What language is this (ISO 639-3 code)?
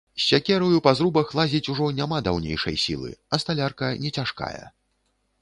bel